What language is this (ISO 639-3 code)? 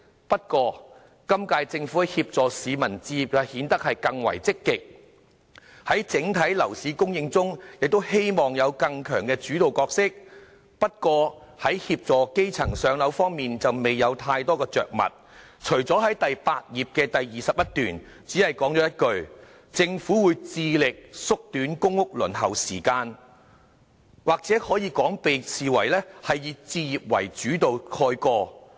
yue